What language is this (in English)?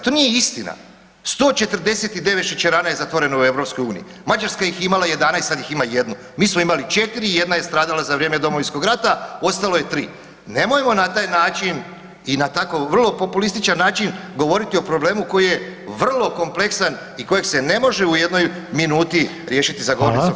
Croatian